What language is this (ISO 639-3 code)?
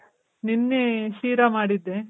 kan